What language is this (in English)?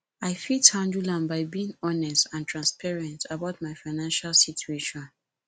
Nigerian Pidgin